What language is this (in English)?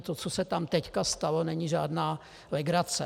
Czech